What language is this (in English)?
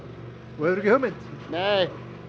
Icelandic